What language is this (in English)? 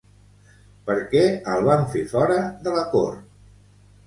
Catalan